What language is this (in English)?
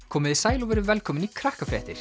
Icelandic